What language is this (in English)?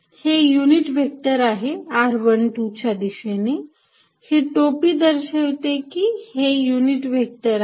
Marathi